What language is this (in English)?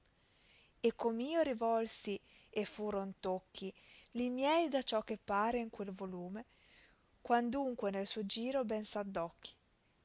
Italian